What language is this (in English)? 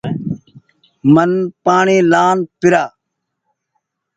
Goaria